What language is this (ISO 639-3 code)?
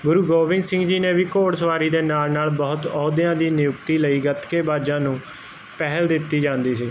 pan